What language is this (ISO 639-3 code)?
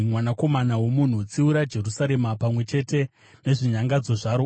sna